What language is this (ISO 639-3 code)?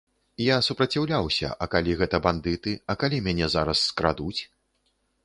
bel